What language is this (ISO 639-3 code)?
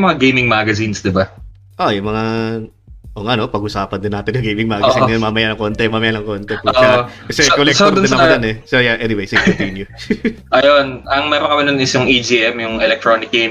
fil